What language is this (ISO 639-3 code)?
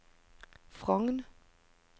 nor